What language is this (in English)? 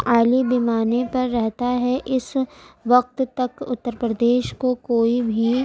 Urdu